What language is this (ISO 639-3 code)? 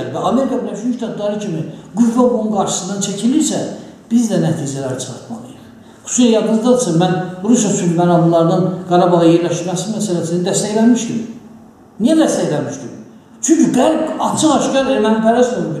tur